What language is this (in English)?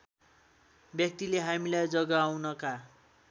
Nepali